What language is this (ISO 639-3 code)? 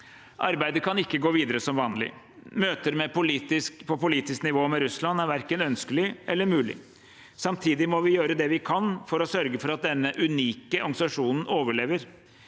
nor